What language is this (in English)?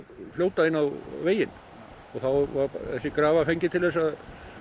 Icelandic